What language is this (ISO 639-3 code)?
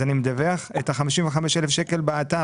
heb